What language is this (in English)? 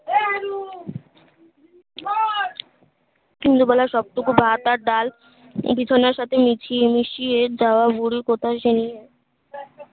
Bangla